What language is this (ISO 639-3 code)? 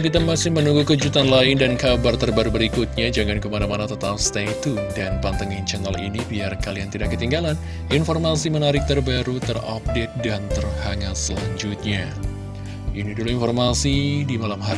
ind